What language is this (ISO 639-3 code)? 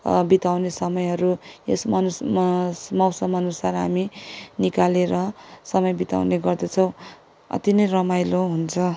nep